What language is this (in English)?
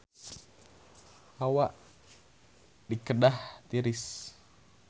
Sundanese